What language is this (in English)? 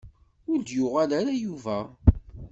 Kabyle